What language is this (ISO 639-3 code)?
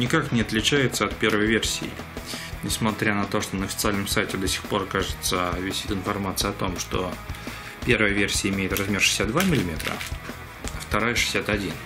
rus